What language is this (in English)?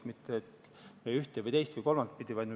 Estonian